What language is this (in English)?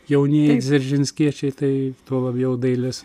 Lithuanian